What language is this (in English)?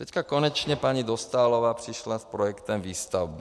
Czech